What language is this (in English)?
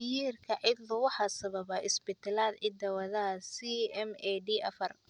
Somali